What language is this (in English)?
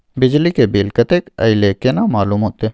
Maithili